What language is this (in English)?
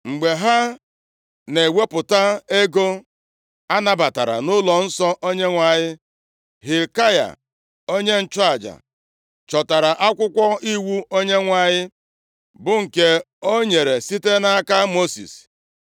Igbo